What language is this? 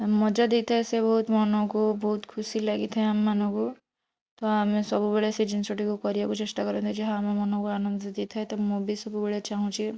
Odia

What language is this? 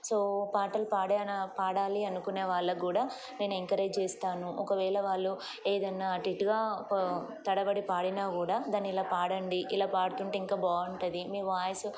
Telugu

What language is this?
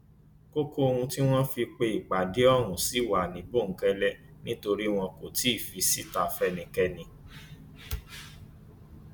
Yoruba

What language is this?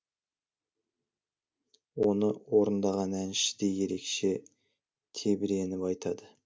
Kazakh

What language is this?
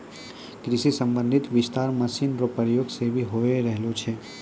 Maithili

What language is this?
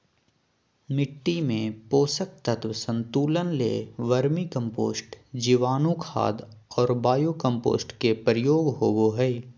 Magahi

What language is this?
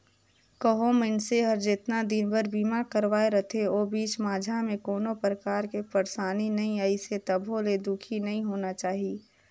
Chhattisgarhi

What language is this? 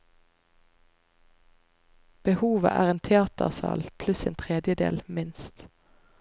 Norwegian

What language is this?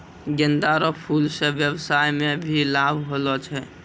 Maithili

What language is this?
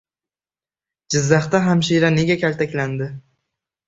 Uzbek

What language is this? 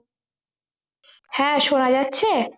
Bangla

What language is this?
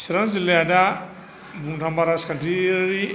Bodo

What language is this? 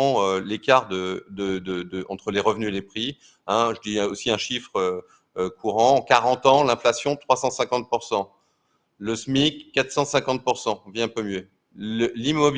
French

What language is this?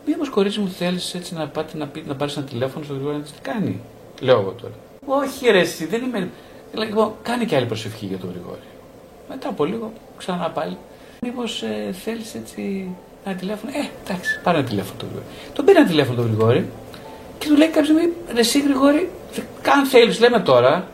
Greek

